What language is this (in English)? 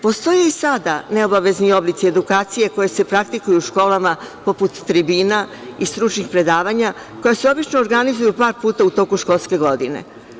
Serbian